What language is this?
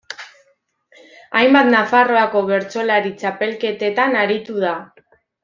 Basque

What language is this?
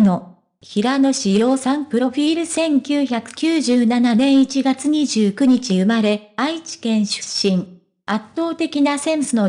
Japanese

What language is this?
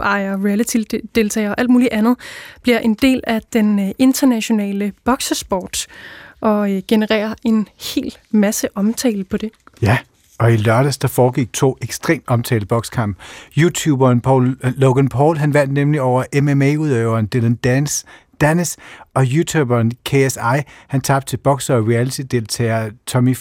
Danish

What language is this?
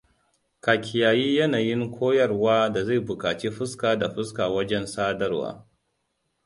Hausa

